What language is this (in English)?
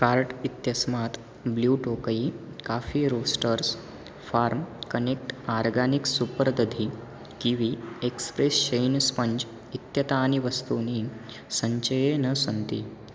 Sanskrit